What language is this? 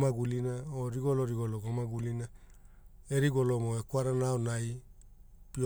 Hula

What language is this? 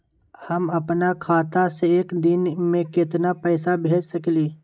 Magahi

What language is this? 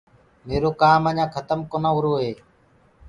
Gurgula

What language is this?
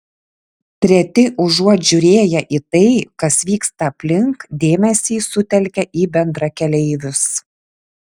Lithuanian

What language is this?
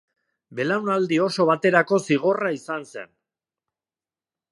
Basque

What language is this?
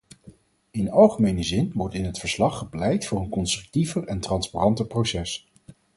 Dutch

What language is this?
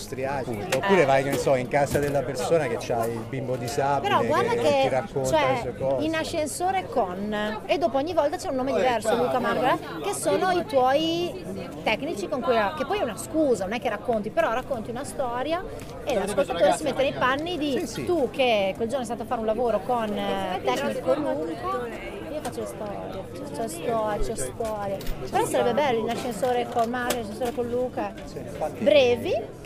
Italian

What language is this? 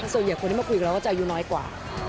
Thai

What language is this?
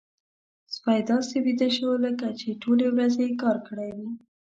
Pashto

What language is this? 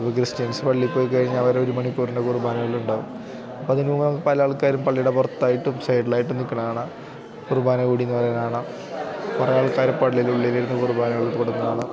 Malayalam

